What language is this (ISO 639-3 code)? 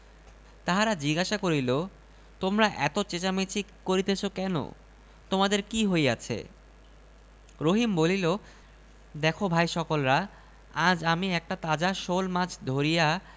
ben